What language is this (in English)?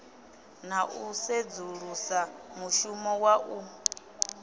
Venda